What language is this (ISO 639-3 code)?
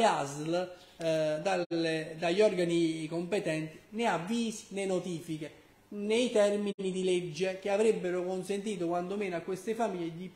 ita